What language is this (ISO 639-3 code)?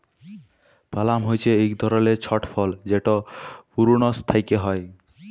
ben